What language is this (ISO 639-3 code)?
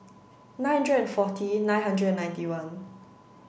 eng